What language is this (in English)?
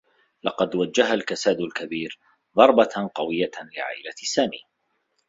Arabic